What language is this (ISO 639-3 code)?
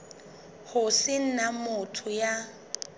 sot